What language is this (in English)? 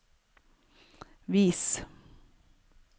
Norwegian